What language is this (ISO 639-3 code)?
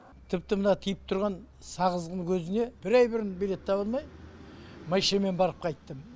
kaz